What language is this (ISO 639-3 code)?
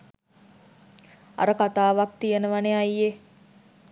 sin